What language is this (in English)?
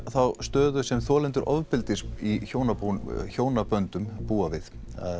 Icelandic